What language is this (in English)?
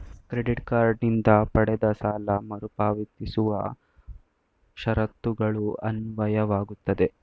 Kannada